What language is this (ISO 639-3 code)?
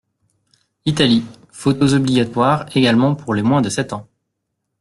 fra